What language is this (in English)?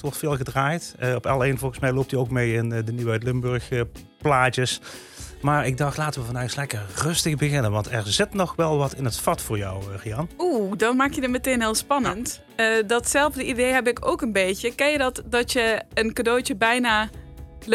Dutch